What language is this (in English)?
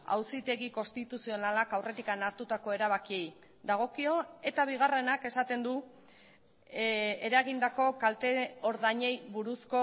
Basque